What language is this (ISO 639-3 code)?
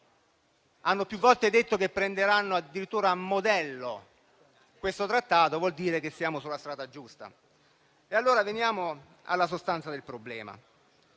ita